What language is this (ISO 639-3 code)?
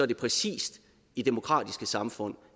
dan